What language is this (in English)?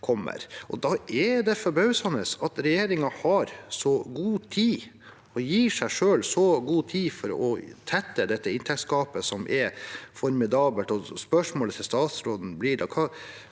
Norwegian